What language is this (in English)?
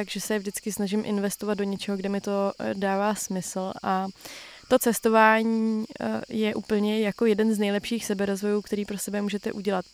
Czech